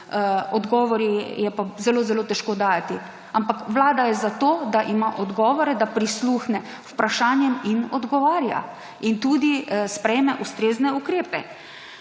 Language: Slovenian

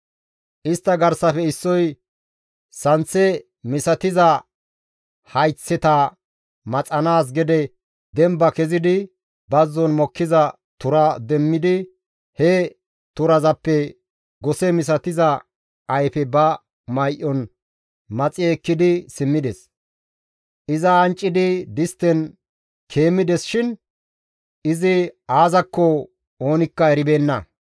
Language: Gamo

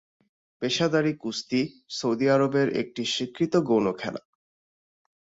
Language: Bangla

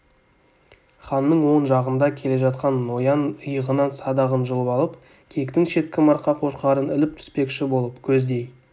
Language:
Kazakh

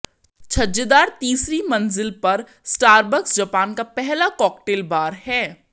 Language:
Hindi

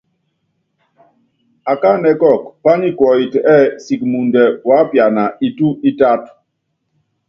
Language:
Yangben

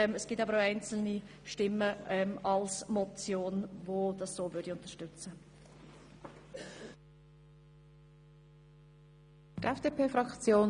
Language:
Swiss German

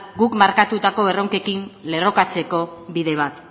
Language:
Basque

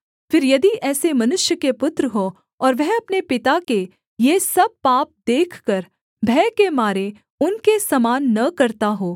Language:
Hindi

